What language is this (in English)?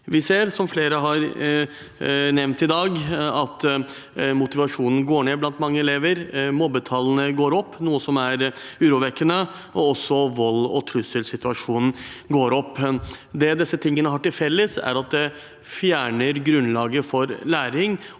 Norwegian